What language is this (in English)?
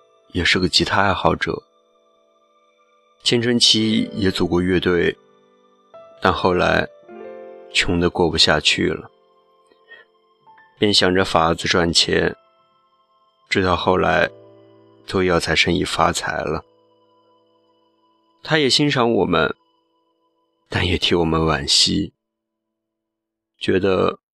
Chinese